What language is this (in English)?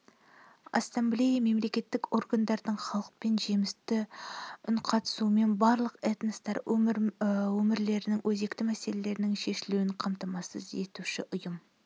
Kazakh